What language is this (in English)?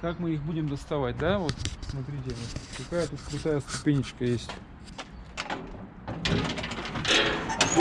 Russian